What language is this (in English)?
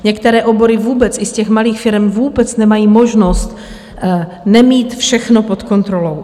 Czech